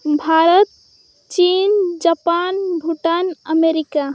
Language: Santali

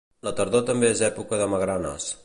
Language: Catalan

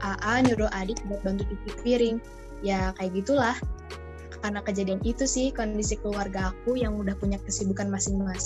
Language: Indonesian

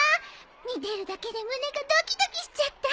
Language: Japanese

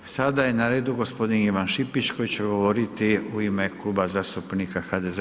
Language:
Croatian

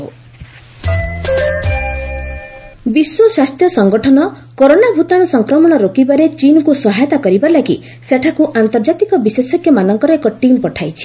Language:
Odia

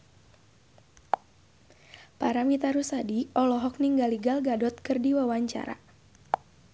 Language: Sundanese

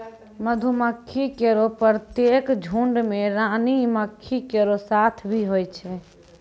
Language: Maithili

